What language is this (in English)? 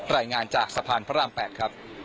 Thai